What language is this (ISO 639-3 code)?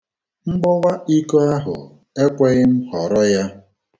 ibo